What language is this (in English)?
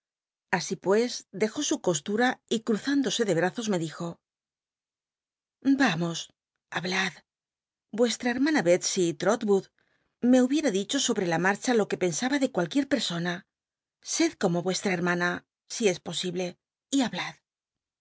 Spanish